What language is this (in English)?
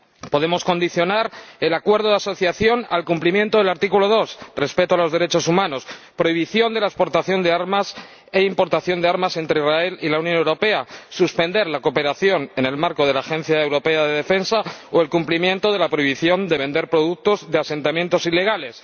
Spanish